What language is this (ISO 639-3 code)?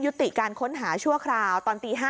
tha